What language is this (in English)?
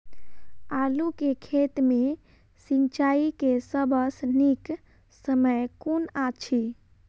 Maithili